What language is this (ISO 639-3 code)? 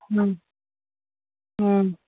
mni